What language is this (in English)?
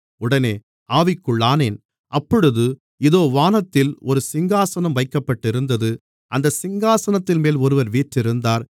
Tamil